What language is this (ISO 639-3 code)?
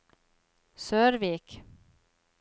nor